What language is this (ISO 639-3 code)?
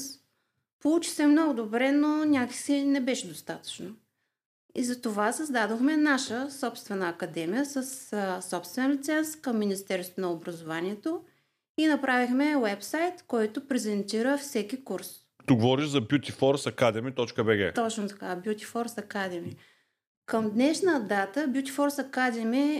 bul